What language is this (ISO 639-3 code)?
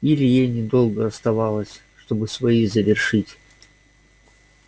rus